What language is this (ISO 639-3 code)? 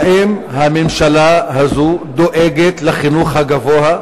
heb